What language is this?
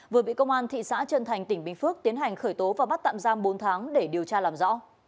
Vietnamese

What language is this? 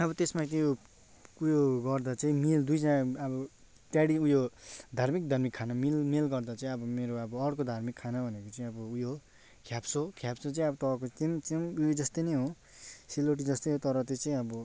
Nepali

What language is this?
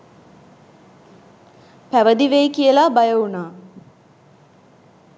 Sinhala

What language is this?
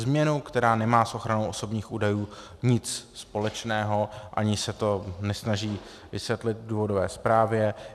Czech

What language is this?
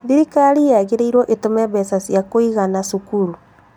Kikuyu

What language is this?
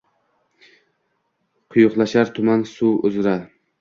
Uzbek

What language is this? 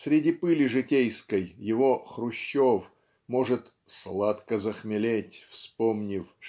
Russian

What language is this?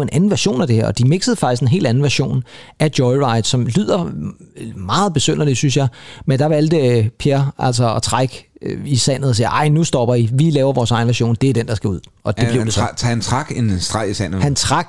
Danish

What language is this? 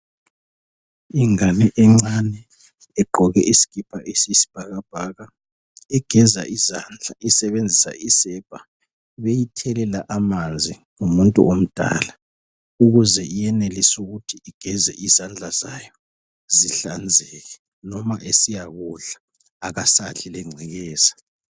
North Ndebele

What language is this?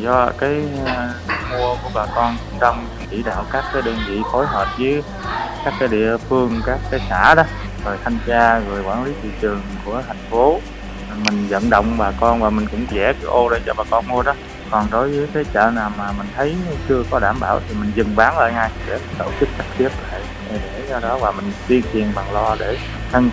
Vietnamese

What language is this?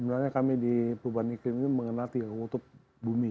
Indonesian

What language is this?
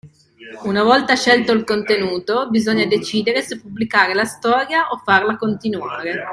Italian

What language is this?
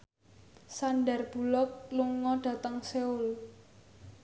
Javanese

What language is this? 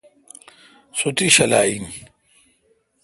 Kalkoti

